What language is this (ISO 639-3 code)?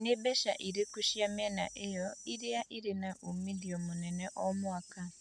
kik